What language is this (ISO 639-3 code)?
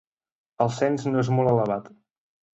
cat